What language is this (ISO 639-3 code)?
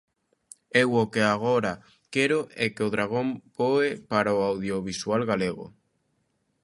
glg